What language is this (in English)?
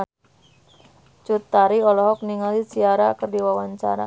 Sundanese